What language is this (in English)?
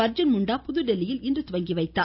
Tamil